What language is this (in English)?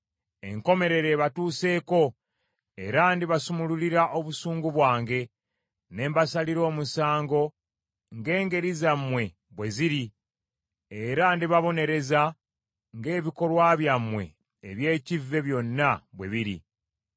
Ganda